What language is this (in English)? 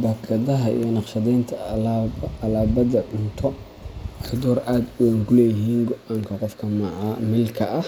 Somali